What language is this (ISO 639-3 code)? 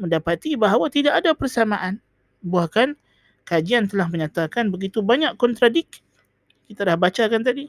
msa